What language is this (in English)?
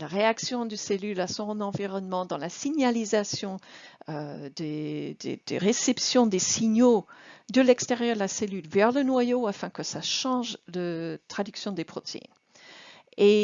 French